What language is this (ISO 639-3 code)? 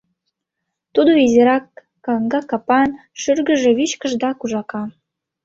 chm